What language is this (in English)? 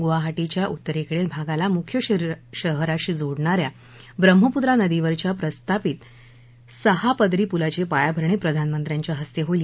Marathi